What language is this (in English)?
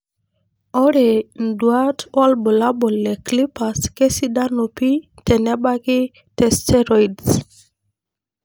Masai